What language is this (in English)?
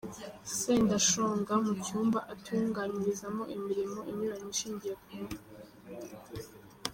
Kinyarwanda